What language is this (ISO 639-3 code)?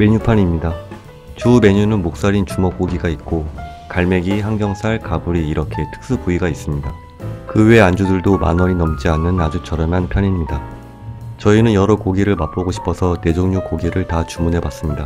kor